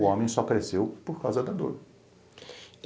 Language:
Portuguese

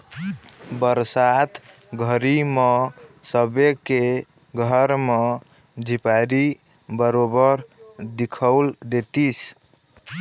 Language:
Chhattisgarhi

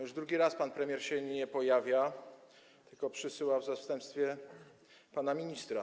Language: Polish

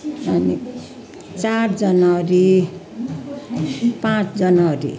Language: Nepali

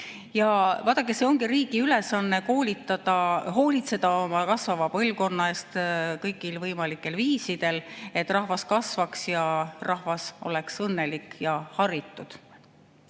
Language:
Estonian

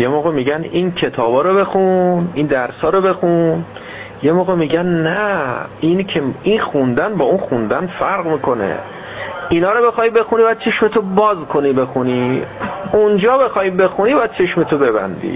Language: Persian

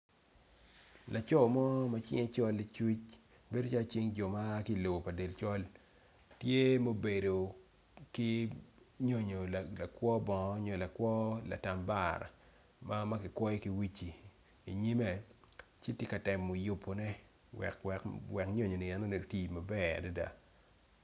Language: Acoli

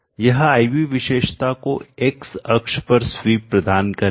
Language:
Hindi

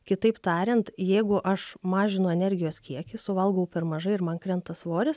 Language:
Lithuanian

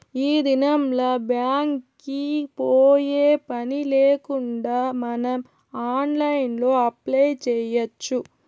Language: Telugu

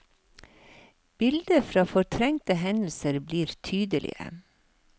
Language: Norwegian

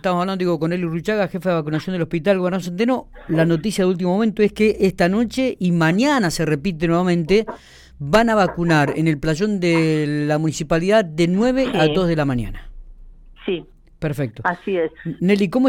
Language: Spanish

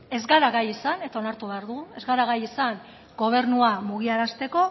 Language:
Basque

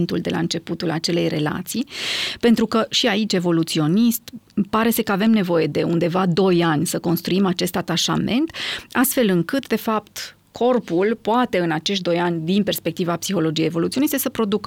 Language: Romanian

